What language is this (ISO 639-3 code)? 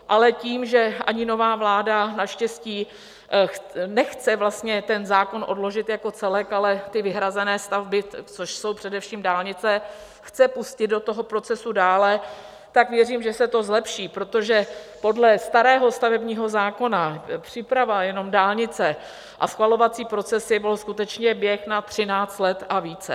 ces